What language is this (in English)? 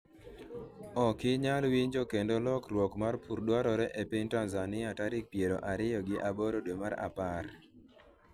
Luo (Kenya and Tanzania)